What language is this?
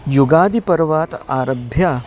Sanskrit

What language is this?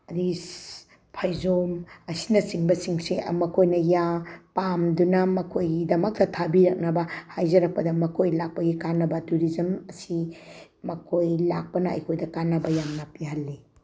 Manipuri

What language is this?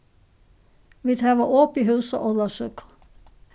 Faroese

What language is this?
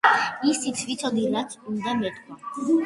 Georgian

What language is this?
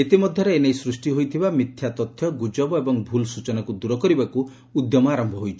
Odia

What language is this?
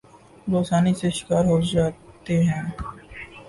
Urdu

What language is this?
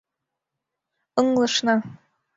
Mari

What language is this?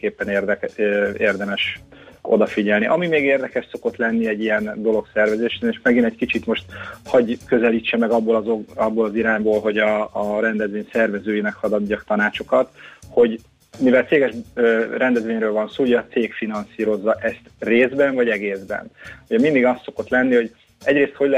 Hungarian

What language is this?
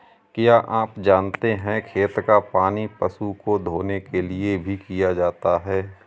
Hindi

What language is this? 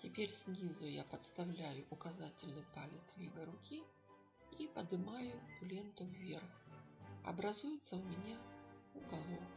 Russian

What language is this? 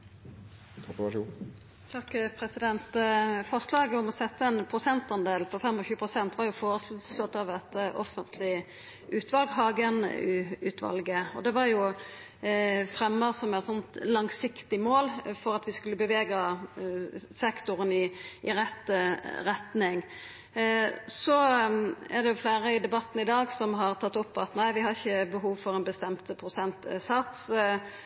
Norwegian Nynorsk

